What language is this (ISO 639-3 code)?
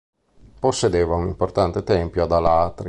ita